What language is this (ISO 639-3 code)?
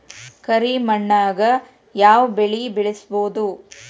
kan